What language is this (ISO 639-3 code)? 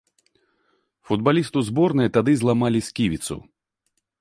bel